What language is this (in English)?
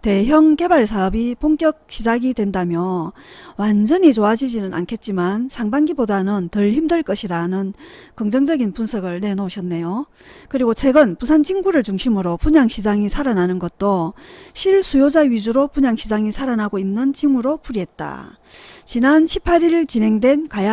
Korean